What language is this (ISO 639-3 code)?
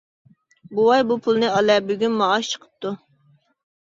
uig